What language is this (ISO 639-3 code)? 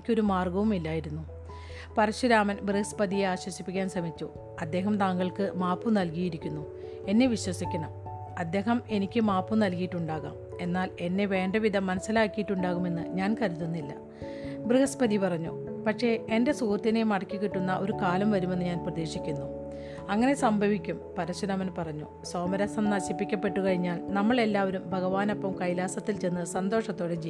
mal